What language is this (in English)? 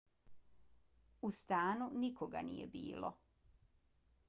Bosnian